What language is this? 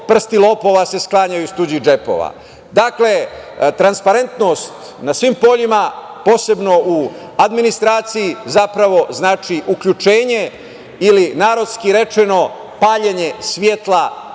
Serbian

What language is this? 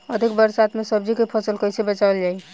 Bhojpuri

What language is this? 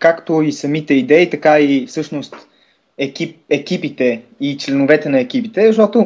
Bulgarian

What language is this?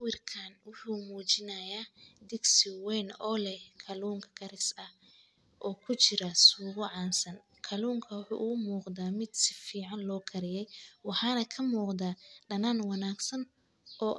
Somali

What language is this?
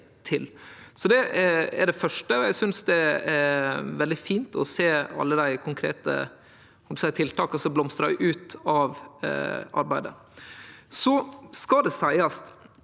Norwegian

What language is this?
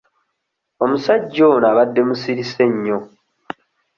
Ganda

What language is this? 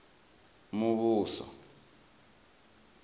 Venda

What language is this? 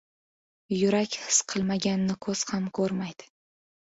Uzbek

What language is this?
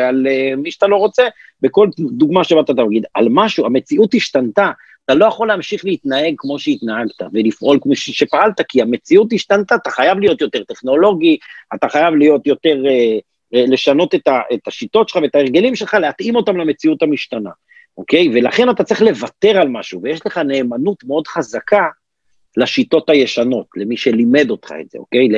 Hebrew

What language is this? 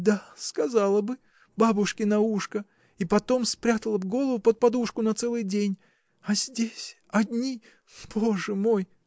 Russian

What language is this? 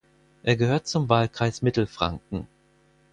German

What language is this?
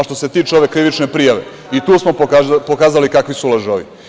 Serbian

